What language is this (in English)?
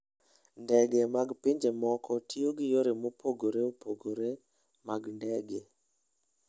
Luo (Kenya and Tanzania)